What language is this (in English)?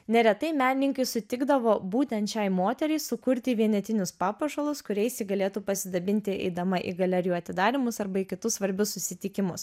Lithuanian